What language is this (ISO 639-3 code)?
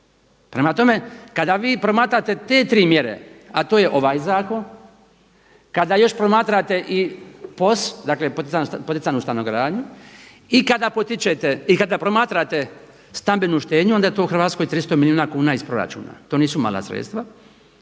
hrv